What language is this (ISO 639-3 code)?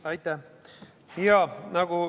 est